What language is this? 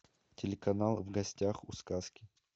Russian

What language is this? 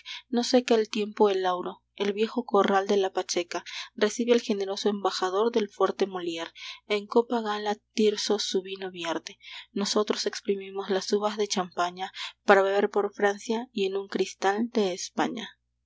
Spanish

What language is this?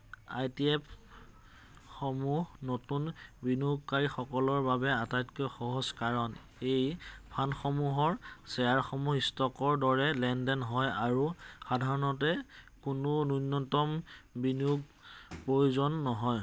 Assamese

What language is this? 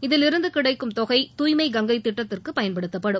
Tamil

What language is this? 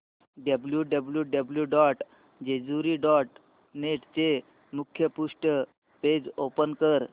Marathi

